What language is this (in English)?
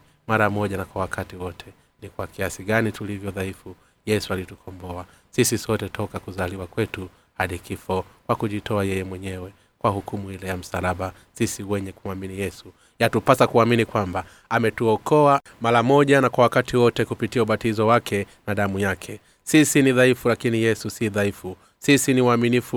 Swahili